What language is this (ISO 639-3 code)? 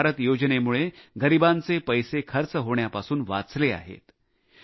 mar